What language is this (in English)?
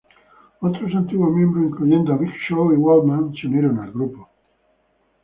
Spanish